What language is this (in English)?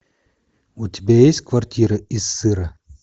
Russian